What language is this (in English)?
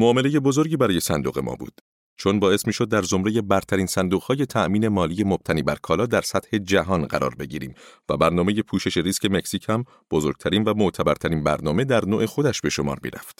Persian